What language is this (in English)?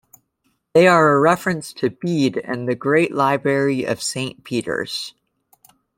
English